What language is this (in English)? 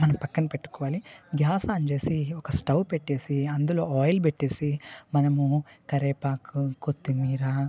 Telugu